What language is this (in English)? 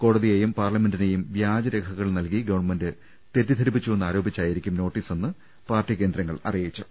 Malayalam